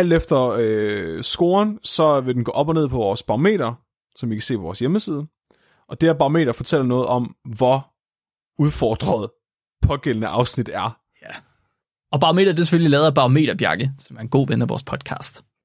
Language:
Danish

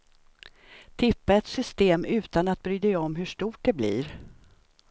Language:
Swedish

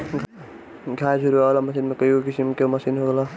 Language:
Bhojpuri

